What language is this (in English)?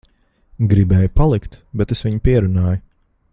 Latvian